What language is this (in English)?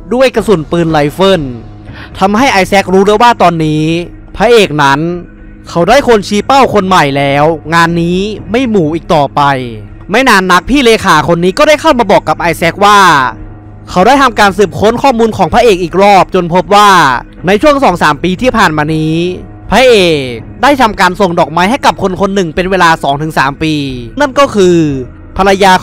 Thai